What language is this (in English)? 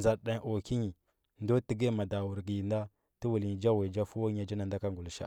Huba